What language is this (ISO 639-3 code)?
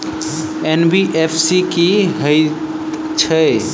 mai